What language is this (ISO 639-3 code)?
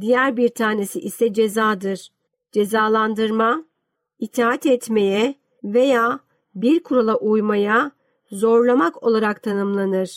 tur